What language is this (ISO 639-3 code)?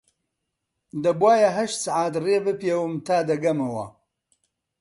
ckb